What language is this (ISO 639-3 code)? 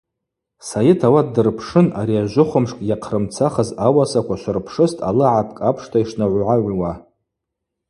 abq